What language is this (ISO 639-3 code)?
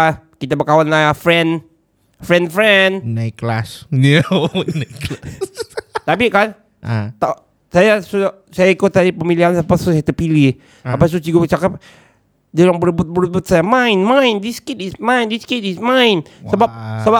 msa